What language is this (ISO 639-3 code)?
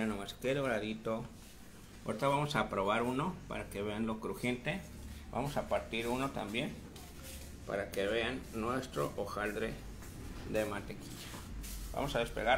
spa